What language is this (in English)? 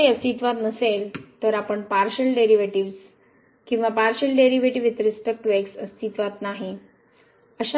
Marathi